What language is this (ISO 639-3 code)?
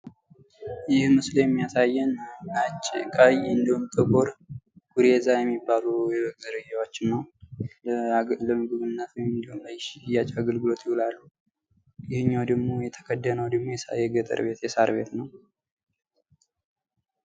amh